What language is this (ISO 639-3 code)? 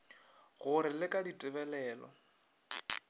nso